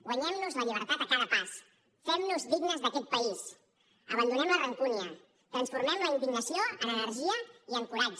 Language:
Catalan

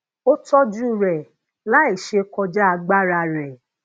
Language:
Yoruba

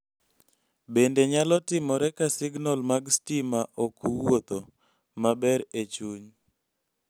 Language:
Luo (Kenya and Tanzania)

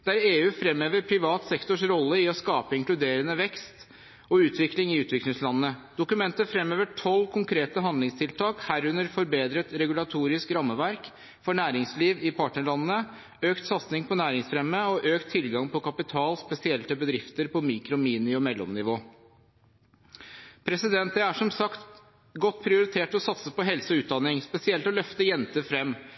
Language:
Norwegian Bokmål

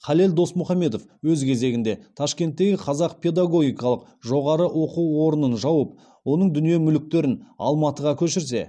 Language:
Kazakh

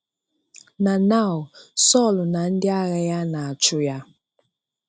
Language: Igbo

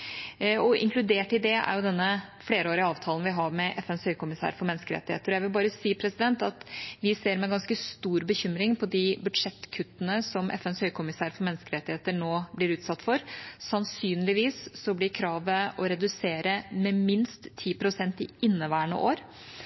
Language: Norwegian Bokmål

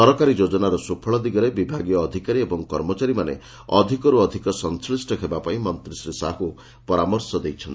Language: Odia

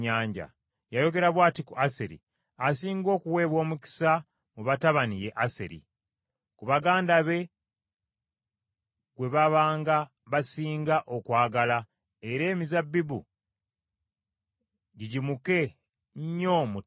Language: Ganda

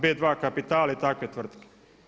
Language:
Croatian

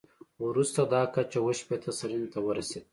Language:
Pashto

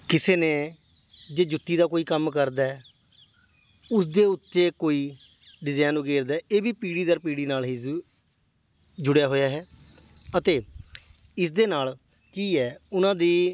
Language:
Punjabi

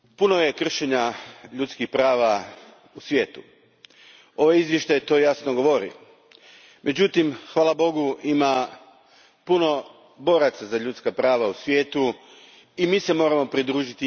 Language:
Croatian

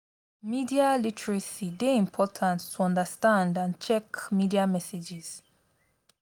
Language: Nigerian Pidgin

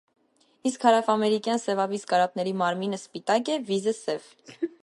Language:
Armenian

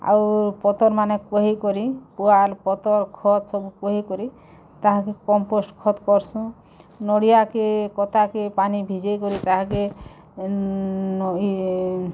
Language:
Odia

